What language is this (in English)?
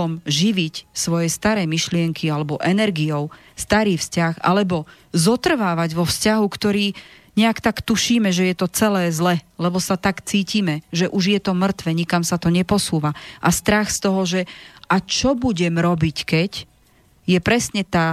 Slovak